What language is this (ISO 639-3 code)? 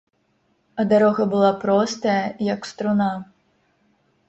bel